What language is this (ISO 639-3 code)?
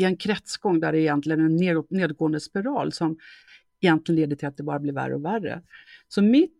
swe